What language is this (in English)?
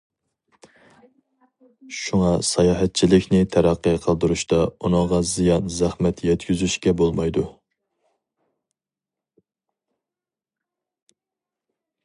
Uyghur